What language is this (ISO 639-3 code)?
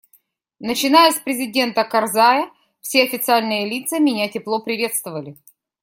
rus